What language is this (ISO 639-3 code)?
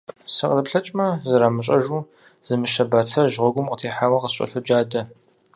kbd